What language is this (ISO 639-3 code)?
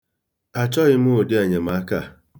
ibo